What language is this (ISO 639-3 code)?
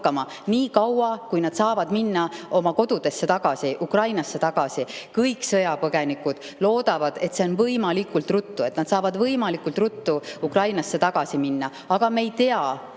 est